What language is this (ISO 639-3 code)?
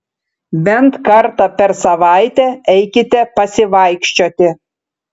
lit